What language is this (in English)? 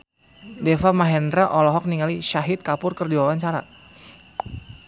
Sundanese